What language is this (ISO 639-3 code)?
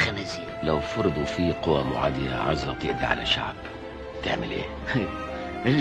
ara